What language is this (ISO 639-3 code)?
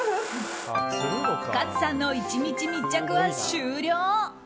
jpn